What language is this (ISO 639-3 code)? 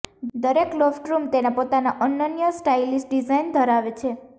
guj